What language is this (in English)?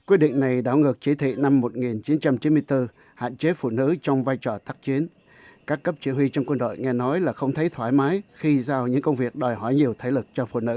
Vietnamese